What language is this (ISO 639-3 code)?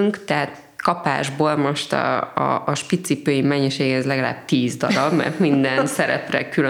hun